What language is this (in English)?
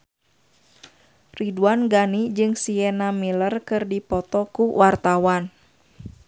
Sundanese